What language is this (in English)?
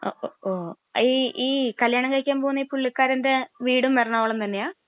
Malayalam